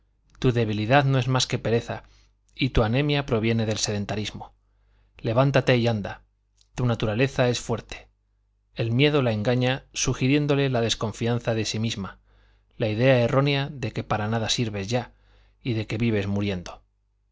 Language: Spanish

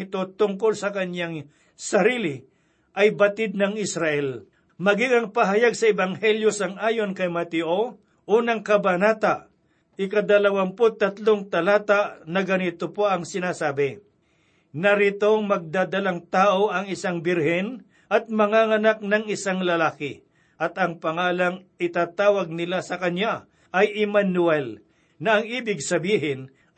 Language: Filipino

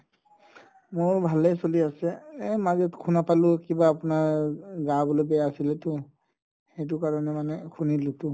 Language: Assamese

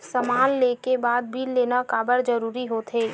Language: Chhattisgarhi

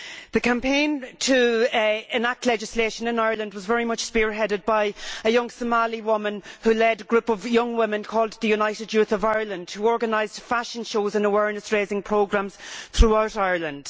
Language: English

